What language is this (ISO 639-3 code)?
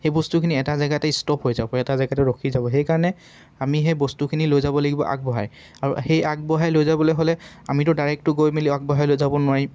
asm